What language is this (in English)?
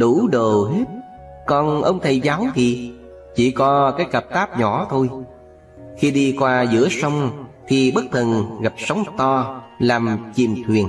Vietnamese